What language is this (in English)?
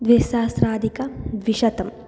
Sanskrit